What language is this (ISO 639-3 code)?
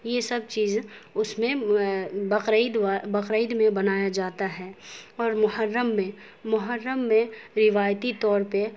urd